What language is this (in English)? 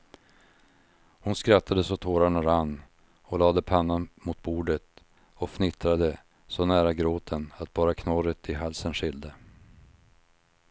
Swedish